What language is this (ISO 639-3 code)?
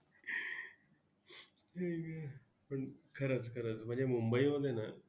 mar